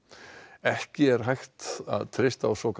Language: Icelandic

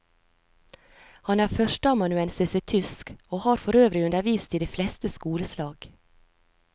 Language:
Norwegian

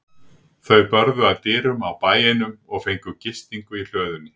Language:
Icelandic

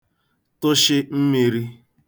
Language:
Igbo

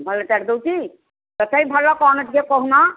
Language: Odia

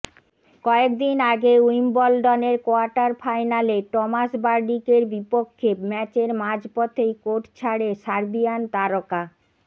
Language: Bangla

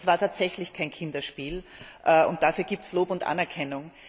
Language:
German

